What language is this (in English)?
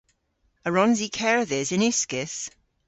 Cornish